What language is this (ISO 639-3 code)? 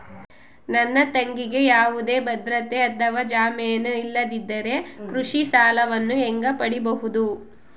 kan